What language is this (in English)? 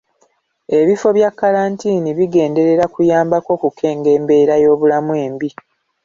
Ganda